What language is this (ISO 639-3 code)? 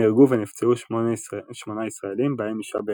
heb